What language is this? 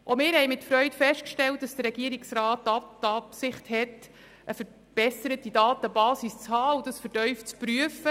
Swiss German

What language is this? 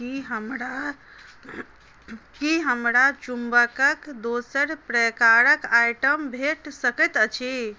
Maithili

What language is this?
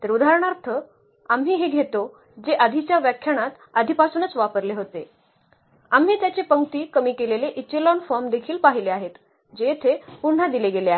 Marathi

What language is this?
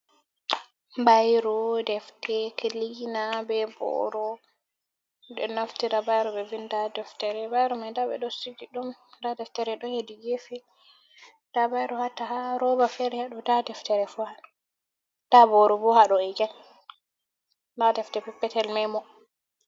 Fula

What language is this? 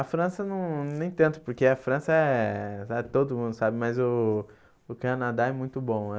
Portuguese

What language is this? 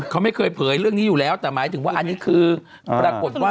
Thai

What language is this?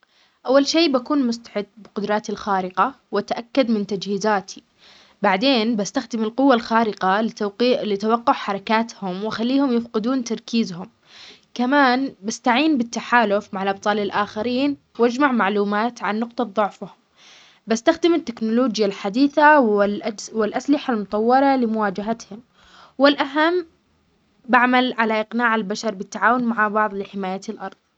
Omani Arabic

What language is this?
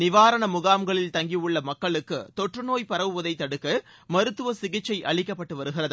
Tamil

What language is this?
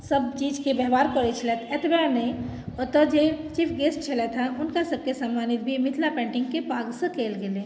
Maithili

